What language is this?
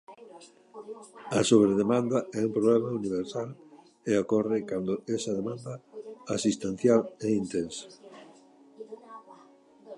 Galician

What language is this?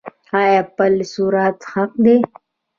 Pashto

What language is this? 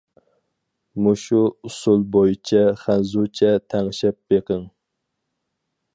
Uyghur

